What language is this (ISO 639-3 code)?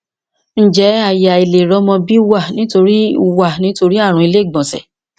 yor